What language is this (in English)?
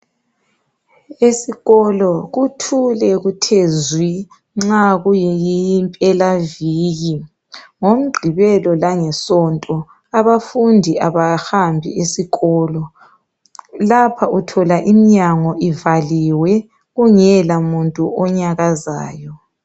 North Ndebele